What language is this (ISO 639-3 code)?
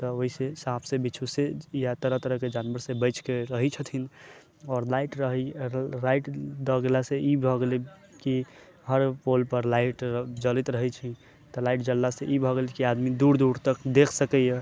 mai